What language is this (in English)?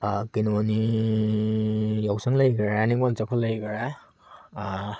Manipuri